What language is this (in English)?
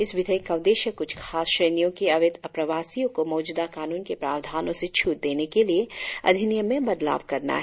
Hindi